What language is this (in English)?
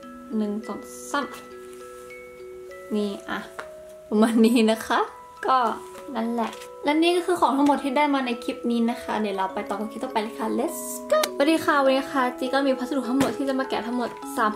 Thai